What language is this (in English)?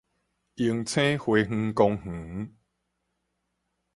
Min Nan Chinese